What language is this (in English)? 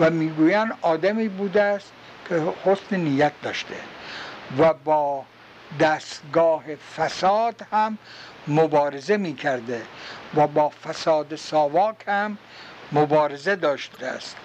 Persian